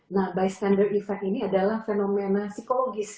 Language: Indonesian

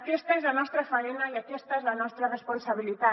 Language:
Catalan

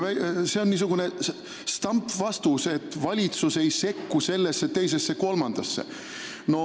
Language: Estonian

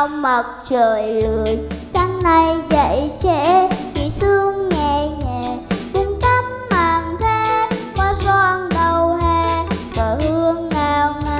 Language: Vietnamese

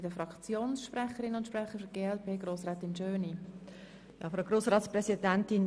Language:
Swiss German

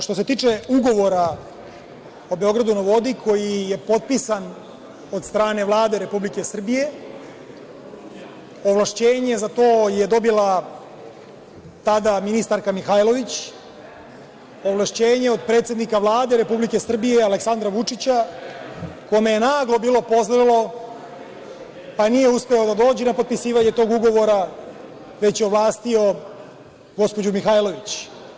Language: Serbian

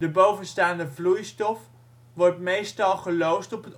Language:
Dutch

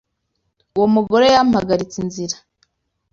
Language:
Kinyarwanda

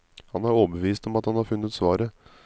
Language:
Norwegian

